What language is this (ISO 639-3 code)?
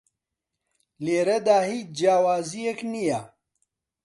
ckb